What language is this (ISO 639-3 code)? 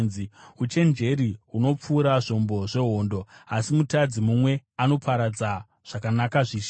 sna